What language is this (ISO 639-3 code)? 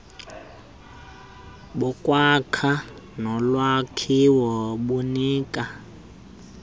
xho